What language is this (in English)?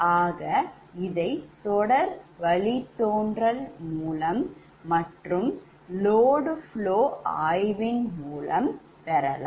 Tamil